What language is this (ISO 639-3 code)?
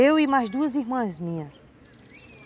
por